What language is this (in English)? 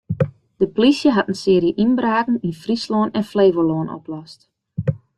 Western Frisian